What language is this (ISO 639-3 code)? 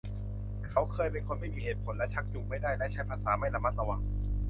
tha